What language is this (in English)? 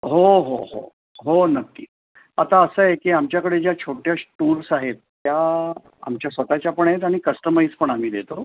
Marathi